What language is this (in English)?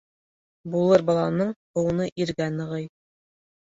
Bashkir